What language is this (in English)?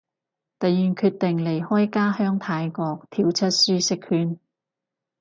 Cantonese